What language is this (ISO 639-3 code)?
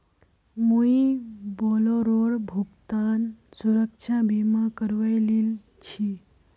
mag